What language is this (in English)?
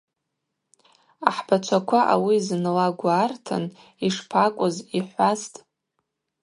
Abaza